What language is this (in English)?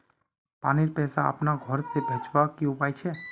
Magahi